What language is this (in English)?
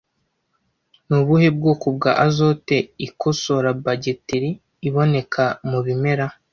Kinyarwanda